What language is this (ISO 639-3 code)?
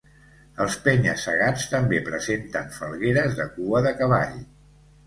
cat